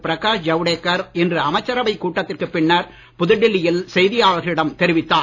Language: Tamil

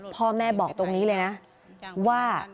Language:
Thai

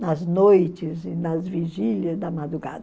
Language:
Portuguese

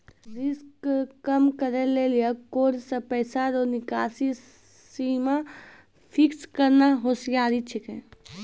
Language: Maithili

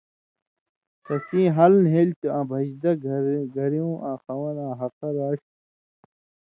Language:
Indus Kohistani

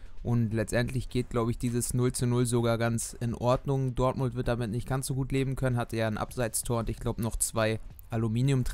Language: German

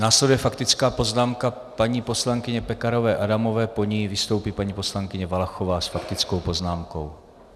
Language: Czech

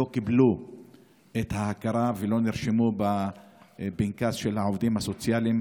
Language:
Hebrew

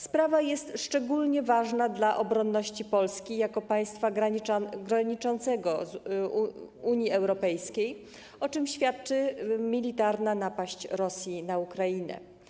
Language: Polish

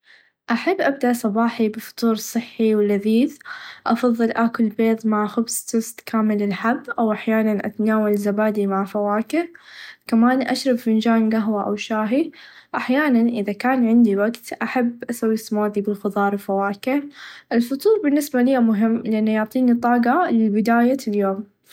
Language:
Najdi Arabic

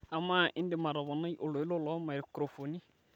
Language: Masai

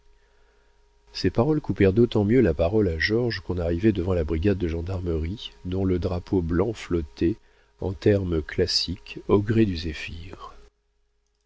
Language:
French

